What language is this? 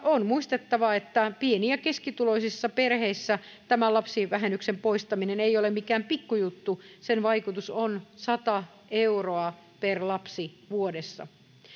Finnish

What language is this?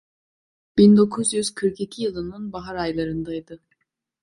Turkish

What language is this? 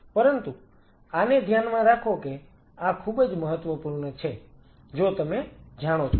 Gujarati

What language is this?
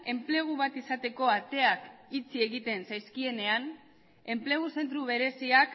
Basque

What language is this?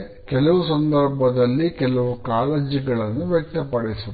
Kannada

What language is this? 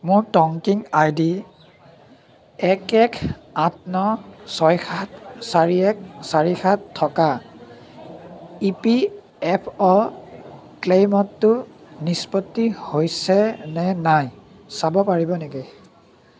Assamese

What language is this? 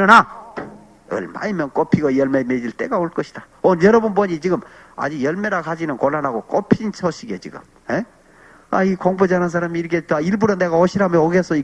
Korean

